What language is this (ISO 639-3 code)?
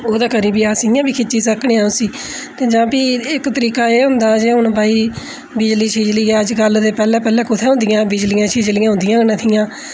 doi